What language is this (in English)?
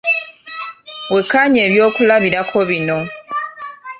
Ganda